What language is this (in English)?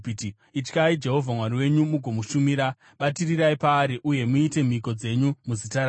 Shona